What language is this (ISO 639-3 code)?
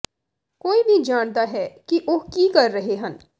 pan